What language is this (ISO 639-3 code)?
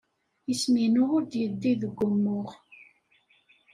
kab